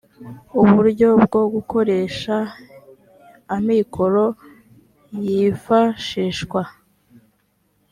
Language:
Kinyarwanda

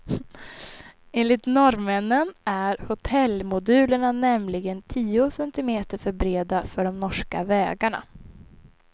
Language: Swedish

